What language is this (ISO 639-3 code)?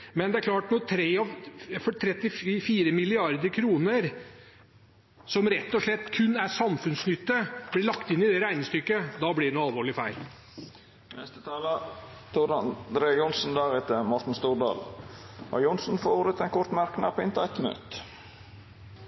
nor